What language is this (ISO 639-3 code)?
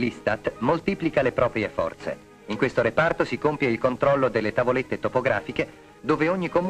ita